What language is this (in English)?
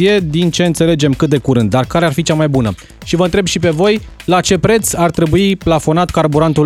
Romanian